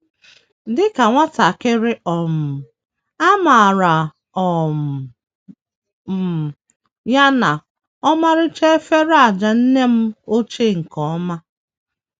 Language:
Igbo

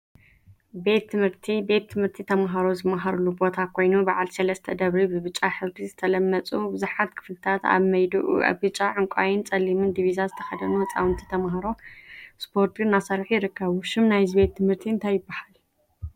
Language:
Tigrinya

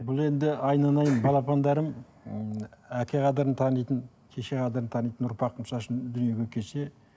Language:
Kazakh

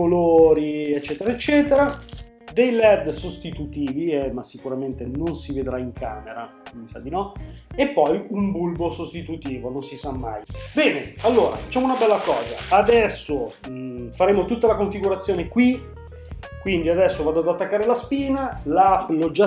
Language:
Italian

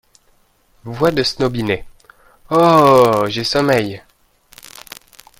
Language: French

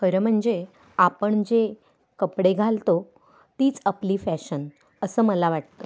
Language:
Marathi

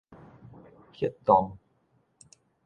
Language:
Min Nan Chinese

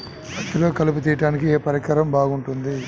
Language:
Telugu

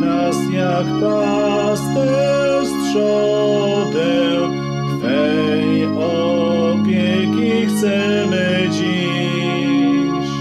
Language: Polish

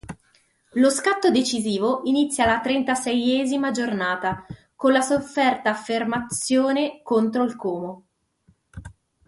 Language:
Italian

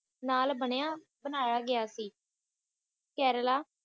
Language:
Punjabi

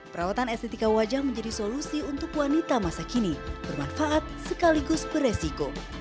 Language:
Indonesian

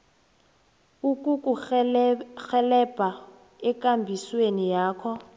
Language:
South Ndebele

